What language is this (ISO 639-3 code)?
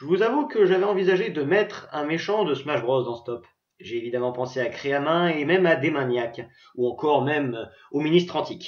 fra